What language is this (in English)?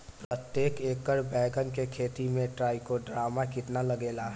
Bhojpuri